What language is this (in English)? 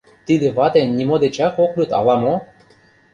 Mari